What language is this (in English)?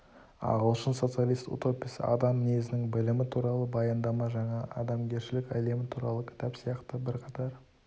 Kazakh